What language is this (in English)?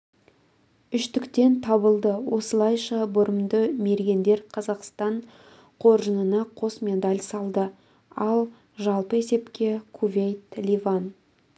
Kazakh